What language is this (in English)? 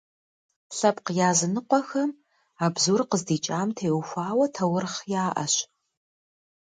Kabardian